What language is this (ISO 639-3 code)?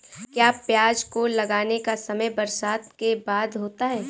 hin